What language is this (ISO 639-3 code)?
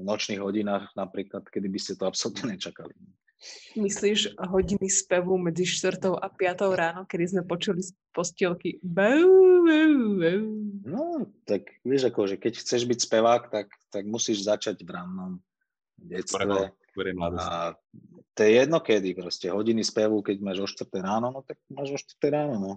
slk